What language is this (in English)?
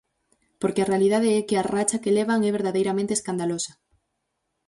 Galician